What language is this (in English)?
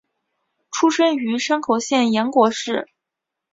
Chinese